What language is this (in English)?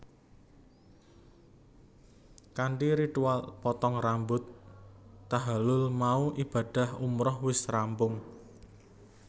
Javanese